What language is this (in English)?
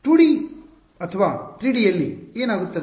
Kannada